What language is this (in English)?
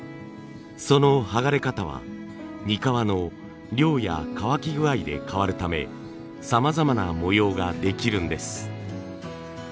Japanese